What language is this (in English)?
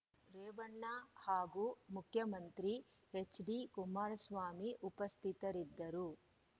Kannada